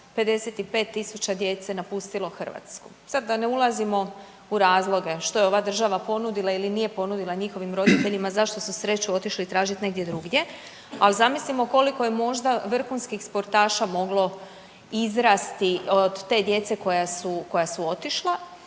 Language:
Croatian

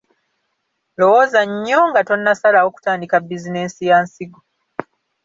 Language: Ganda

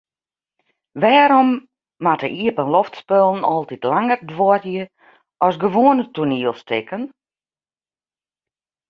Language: Western Frisian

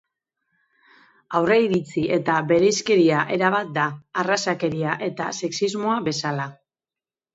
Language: Basque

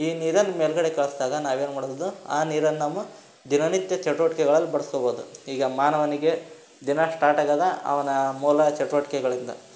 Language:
Kannada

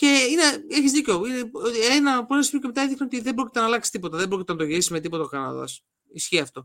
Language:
Greek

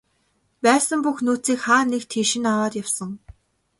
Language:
Mongolian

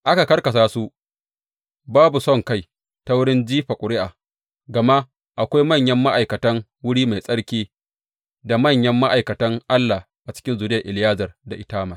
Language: Hausa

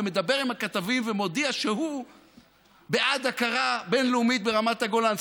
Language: Hebrew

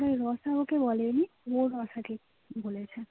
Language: Bangla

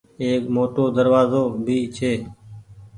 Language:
Goaria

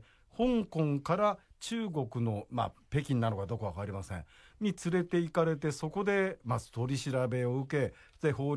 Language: Japanese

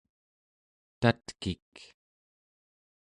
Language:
Central Yupik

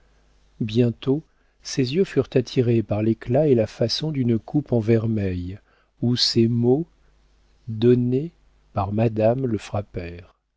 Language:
French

